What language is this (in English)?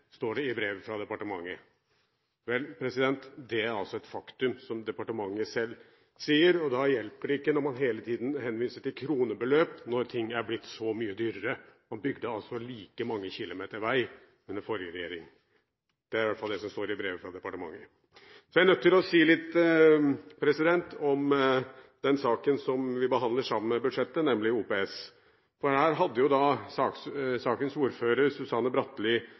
Norwegian Bokmål